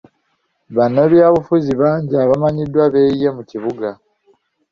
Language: Ganda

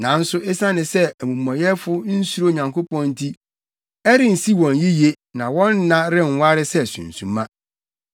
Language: Akan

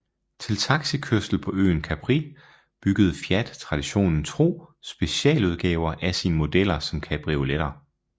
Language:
Danish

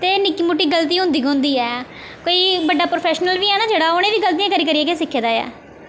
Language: Dogri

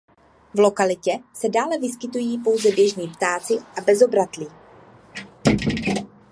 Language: Czech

